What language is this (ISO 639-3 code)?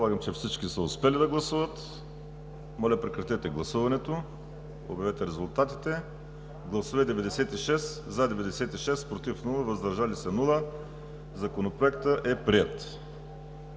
bul